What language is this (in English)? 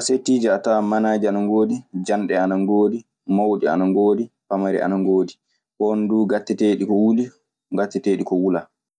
Maasina Fulfulde